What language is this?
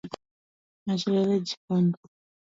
Luo (Kenya and Tanzania)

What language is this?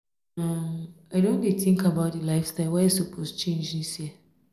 Nigerian Pidgin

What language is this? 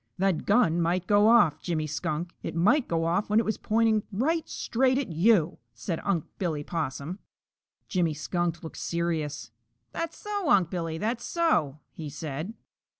English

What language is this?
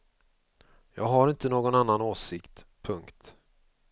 Swedish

